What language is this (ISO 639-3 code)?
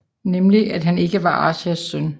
dan